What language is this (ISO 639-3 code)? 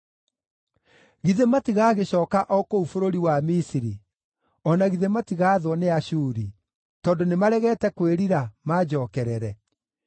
kik